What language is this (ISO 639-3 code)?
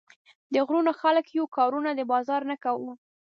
pus